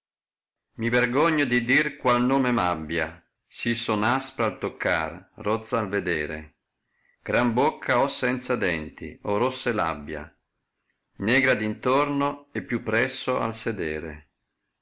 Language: Italian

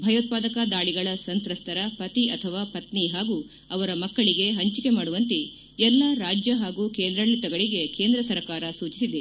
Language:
Kannada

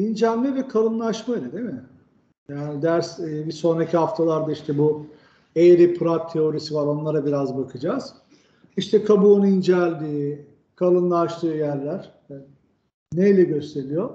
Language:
Turkish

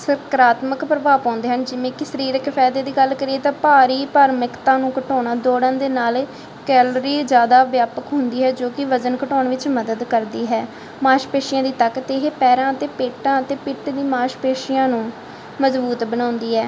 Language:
Punjabi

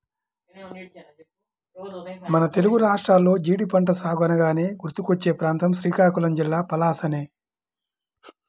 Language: Telugu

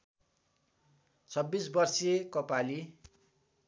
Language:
Nepali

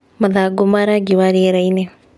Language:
Kikuyu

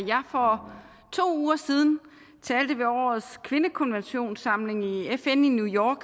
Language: Danish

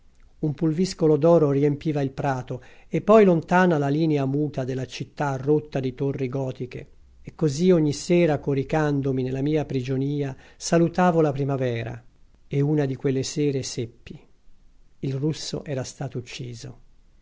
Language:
Italian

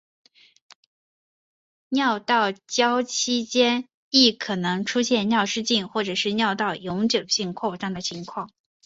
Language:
Chinese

